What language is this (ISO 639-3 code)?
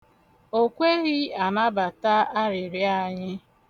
ibo